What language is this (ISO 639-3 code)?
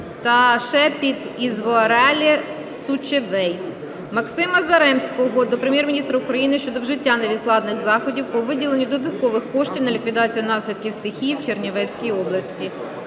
ukr